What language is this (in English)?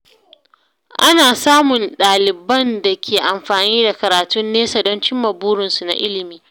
Hausa